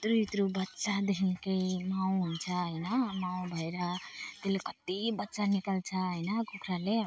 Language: Nepali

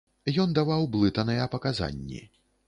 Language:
Belarusian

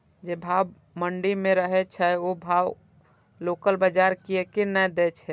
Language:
Maithili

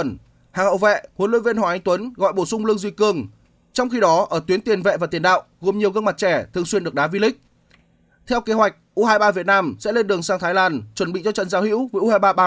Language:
Vietnamese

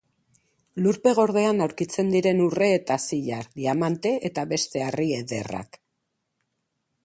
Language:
Basque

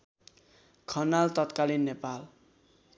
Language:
Nepali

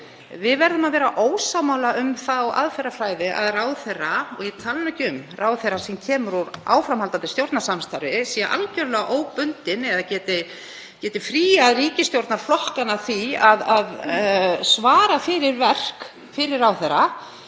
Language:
Icelandic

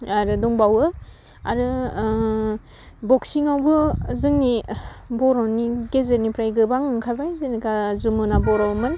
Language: Bodo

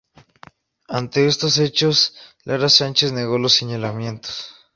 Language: Spanish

